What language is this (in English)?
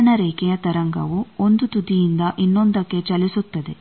Kannada